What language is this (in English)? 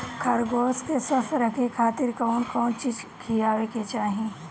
Bhojpuri